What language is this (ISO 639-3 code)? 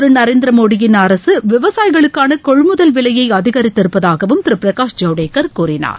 tam